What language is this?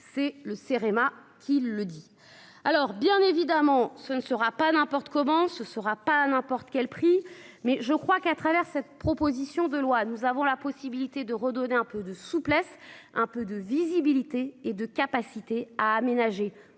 French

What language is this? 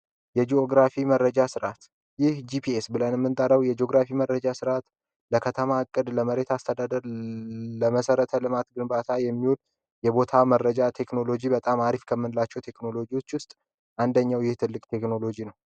Amharic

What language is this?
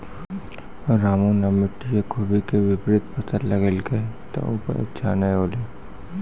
Maithili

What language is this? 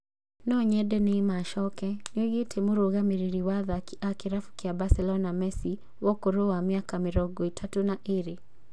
Kikuyu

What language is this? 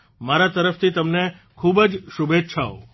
Gujarati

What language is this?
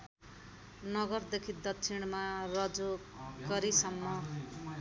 Nepali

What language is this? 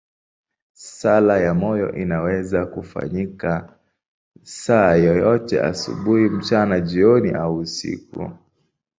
Swahili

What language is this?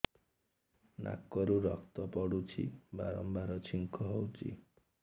Odia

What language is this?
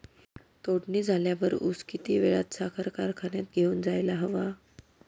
Marathi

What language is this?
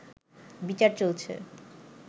Bangla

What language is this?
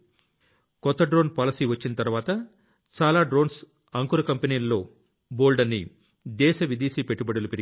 Telugu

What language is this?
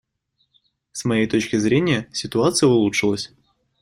Russian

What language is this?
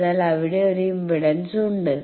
Malayalam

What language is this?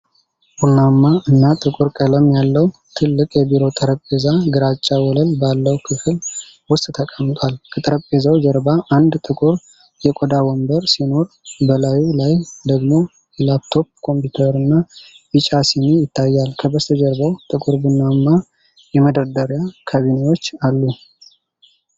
Amharic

